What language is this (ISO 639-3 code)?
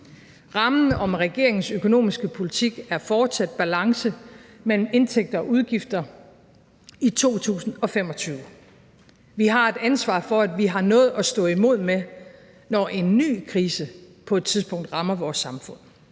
dan